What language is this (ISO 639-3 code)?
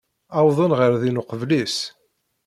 kab